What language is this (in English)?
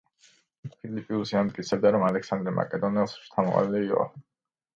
Georgian